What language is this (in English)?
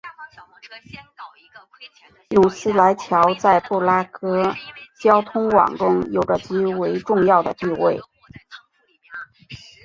Chinese